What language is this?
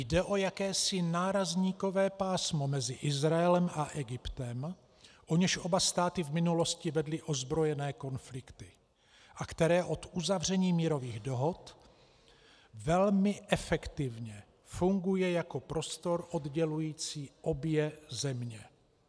Czech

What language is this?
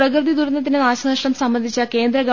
Malayalam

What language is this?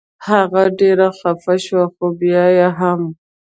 Pashto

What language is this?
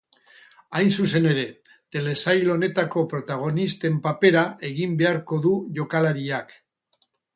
Basque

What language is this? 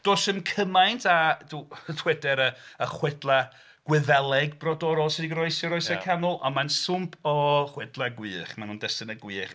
Welsh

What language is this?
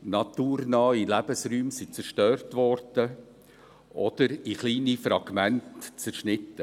Swiss German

